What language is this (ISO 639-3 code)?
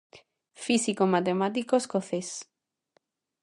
glg